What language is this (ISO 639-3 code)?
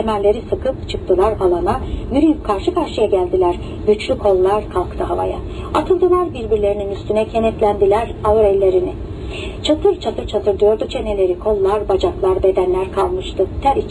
tur